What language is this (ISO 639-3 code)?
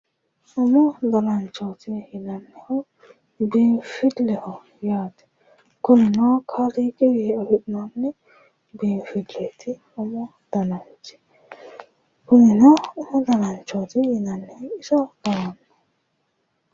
sid